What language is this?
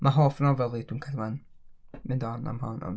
Welsh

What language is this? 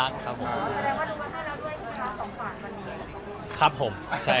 Thai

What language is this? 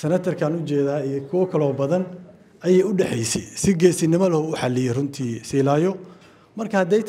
Arabic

